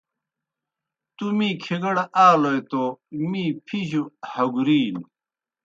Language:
Kohistani Shina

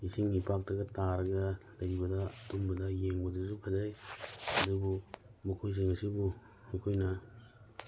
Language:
Manipuri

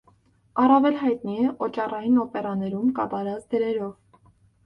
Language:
Armenian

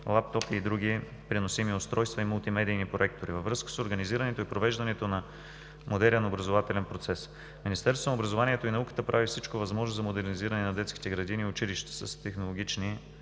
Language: Bulgarian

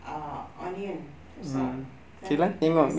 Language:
English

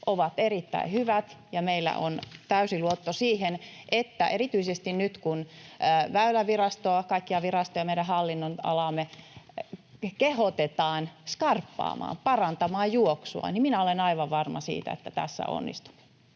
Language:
Finnish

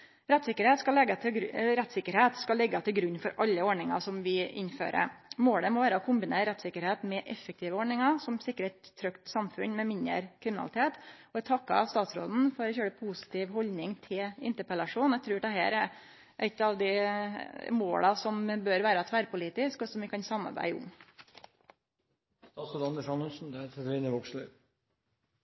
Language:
Norwegian Nynorsk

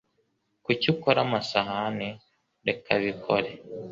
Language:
Kinyarwanda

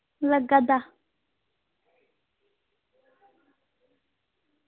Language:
Dogri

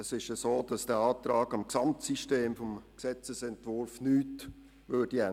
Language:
Swiss German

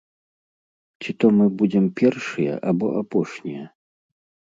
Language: Belarusian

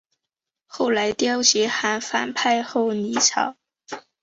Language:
Chinese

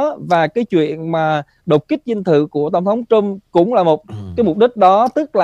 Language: Vietnamese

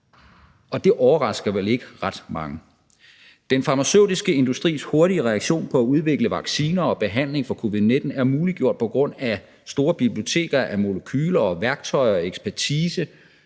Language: Danish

